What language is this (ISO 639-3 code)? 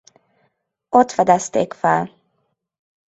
hun